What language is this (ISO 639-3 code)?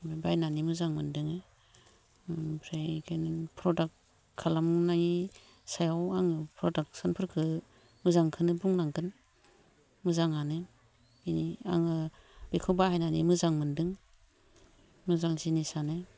brx